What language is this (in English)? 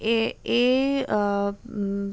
Assamese